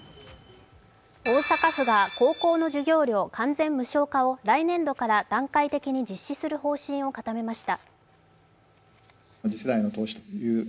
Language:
Japanese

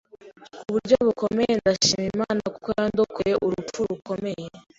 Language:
Kinyarwanda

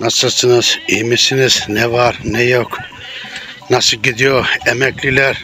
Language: Turkish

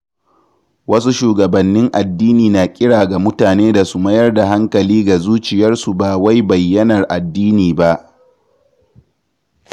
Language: Hausa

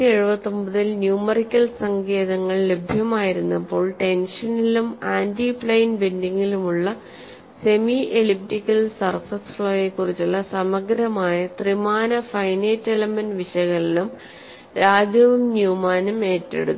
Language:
Malayalam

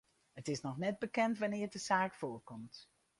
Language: Western Frisian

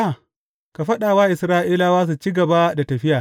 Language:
Hausa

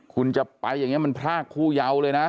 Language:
Thai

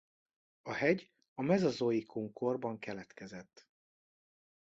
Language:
Hungarian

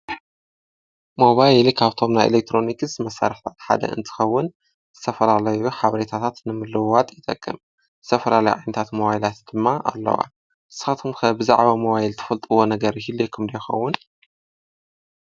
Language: Tigrinya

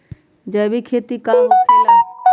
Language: Magahi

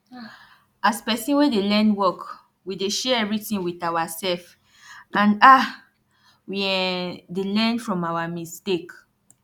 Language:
Nigerian Pidgin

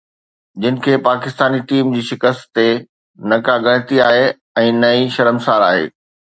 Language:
Sindhi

